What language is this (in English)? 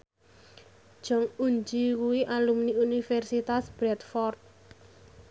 Javanese